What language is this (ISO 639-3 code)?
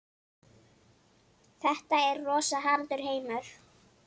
isl